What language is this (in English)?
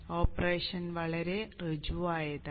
Malayalam